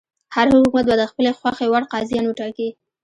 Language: Pashto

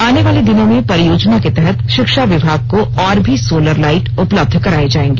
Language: Hindi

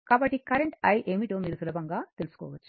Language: Telugu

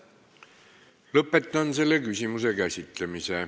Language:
Estonian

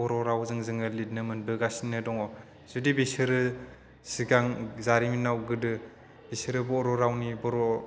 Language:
Bodo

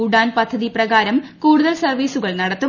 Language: Malayalam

